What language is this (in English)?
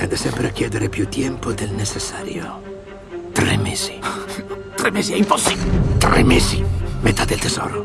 Italian